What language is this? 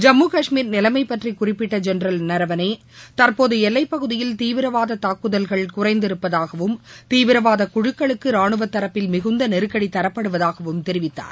Tamil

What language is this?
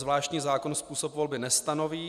Czech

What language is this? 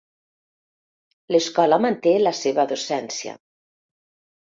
Catalan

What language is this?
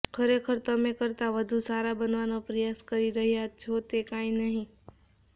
Gujarati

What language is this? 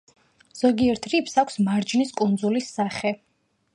Georgian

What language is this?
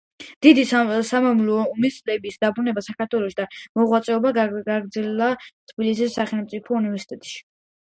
Georgian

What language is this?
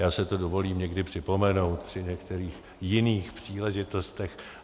Czech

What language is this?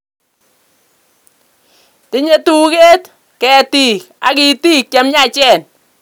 Kalenjin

